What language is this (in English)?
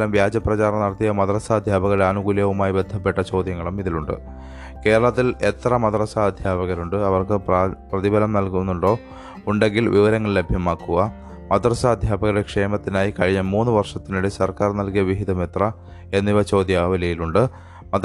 Malayalam